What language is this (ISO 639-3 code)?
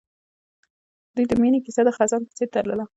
pus